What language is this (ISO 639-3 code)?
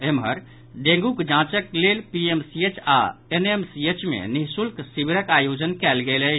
mai